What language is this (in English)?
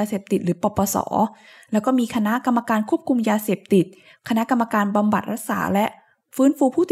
Thai